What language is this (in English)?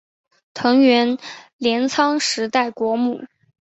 Chinese